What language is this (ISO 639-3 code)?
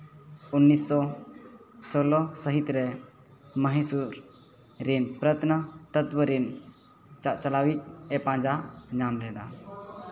sat